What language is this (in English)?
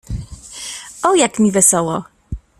Polish